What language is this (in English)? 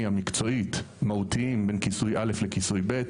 Hebrew